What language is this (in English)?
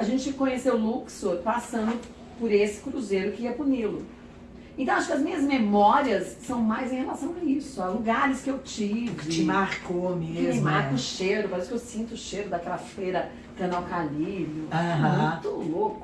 Portuguese